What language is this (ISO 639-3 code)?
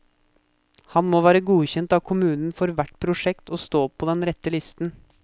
nor